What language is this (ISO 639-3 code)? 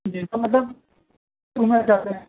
urd